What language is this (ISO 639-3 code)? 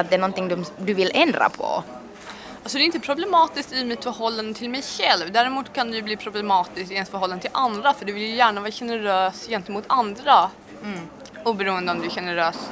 swe